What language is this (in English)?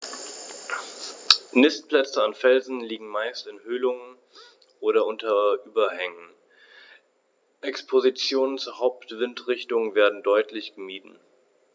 German